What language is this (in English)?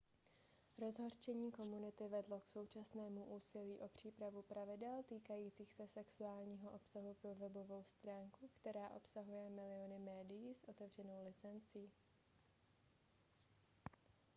Czech